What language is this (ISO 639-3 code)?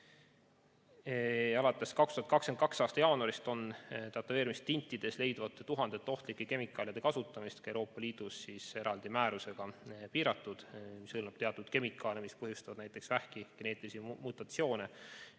est